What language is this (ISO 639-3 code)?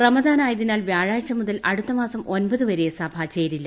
mal